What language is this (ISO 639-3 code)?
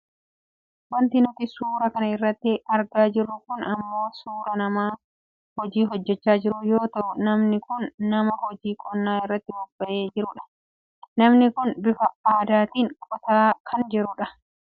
orm